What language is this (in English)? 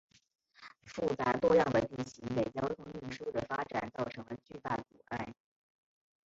Chinese